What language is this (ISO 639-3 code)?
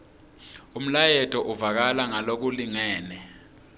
ssw